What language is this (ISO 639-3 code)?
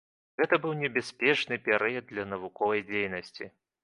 bel